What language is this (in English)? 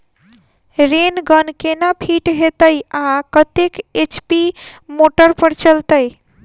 Maithili